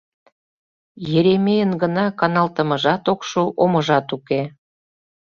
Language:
Mari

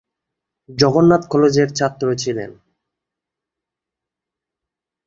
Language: Bangla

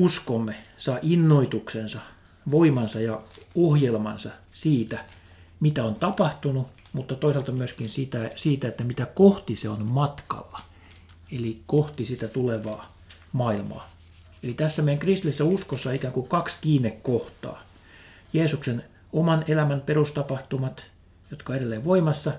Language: Finnish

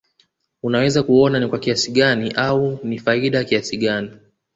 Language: Swahili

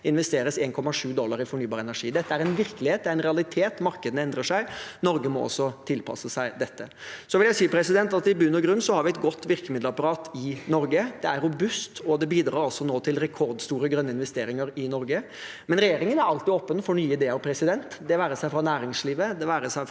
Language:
Norwegian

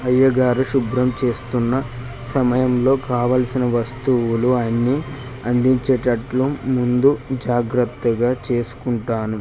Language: Telugu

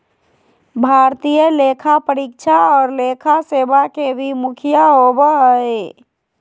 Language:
Magahi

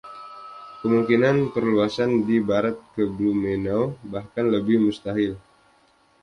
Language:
Indonesian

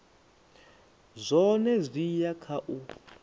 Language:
Venda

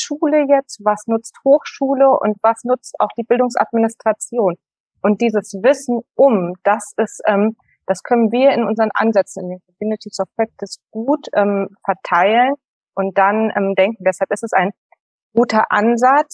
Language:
German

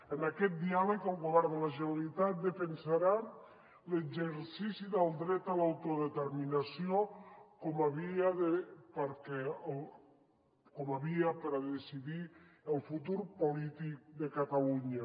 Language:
Catalan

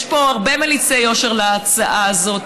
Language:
Hebrew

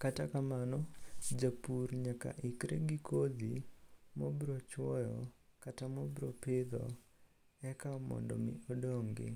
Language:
Luo (Kenya and Tanzania)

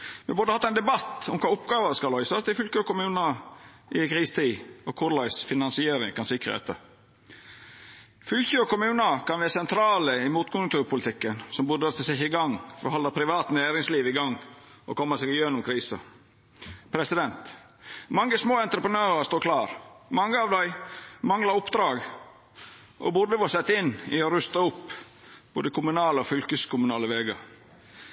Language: Norwegian Nynorsk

